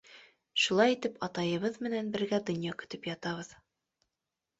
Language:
Bashkir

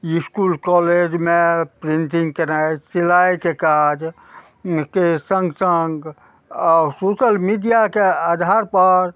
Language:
Maithili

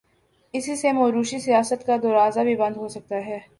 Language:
Urdu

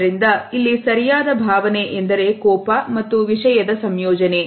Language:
Kannada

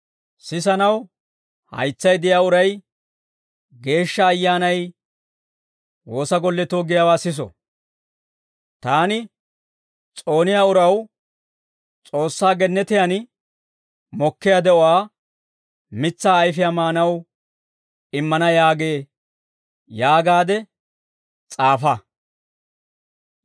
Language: Dawro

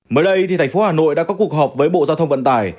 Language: Vietnamese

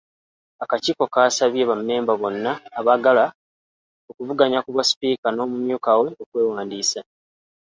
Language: Ganda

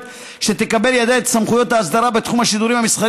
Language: Hebrew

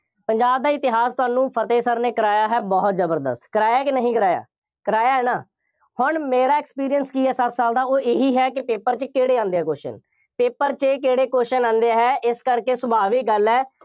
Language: Punjabi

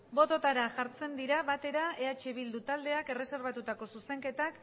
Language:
Basque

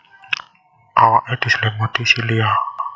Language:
Javanese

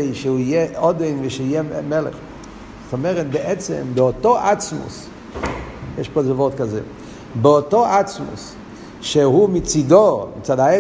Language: Hebrew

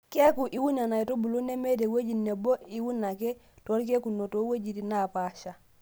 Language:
Masai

